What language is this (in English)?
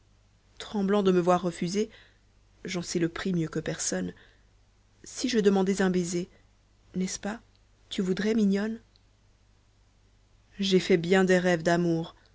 French